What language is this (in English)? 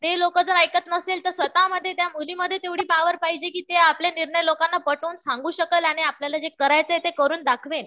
Marathi